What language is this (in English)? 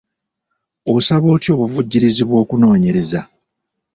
Ganda